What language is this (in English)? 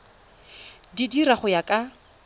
Tswana